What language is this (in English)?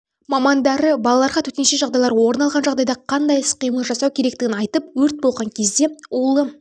Kazakh